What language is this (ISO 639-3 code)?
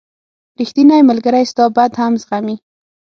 pus